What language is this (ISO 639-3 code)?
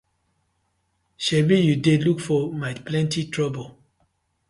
pcm